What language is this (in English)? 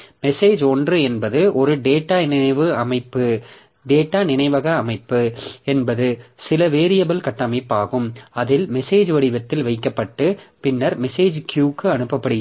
Tamil